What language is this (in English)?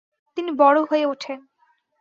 Bangla